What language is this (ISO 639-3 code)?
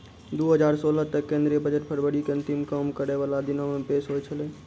mai